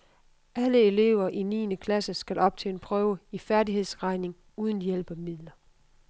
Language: Danish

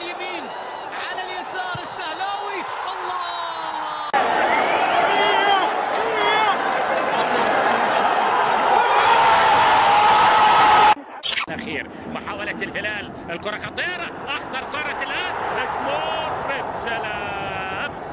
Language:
Arabic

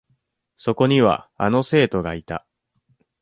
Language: Japanese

